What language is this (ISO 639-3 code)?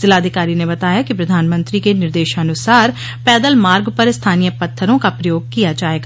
hin